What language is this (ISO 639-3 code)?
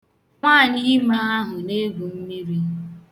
ibo